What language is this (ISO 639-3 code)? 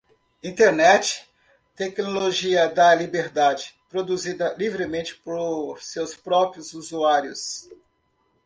por